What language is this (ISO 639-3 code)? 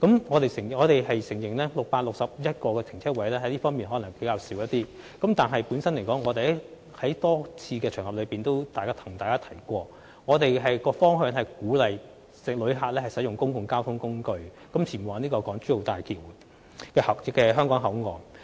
yue